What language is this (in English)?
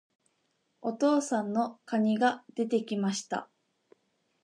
Japanese